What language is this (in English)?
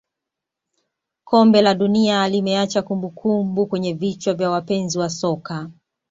Swahili